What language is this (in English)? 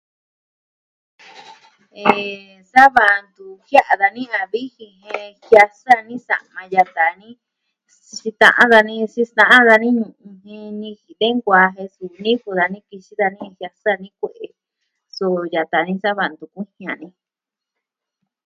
Southwestern Tlaxiaco Mixtec